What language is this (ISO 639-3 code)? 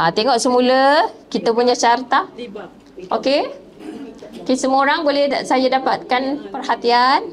msa